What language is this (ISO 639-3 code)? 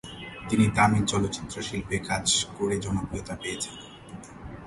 ben